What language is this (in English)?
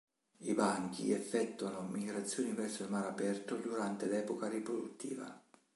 Italian